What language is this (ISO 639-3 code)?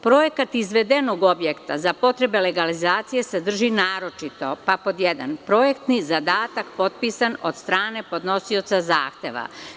srp